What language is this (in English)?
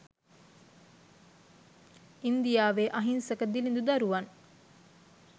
Sinhala